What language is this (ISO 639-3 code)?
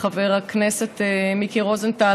heb